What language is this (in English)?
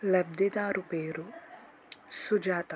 Telugu